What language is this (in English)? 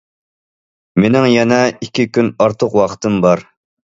Uyghur